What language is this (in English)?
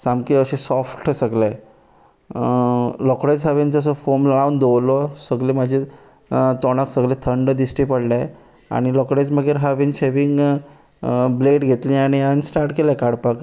Konkani